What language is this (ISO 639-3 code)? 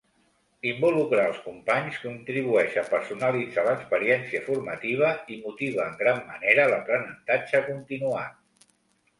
cat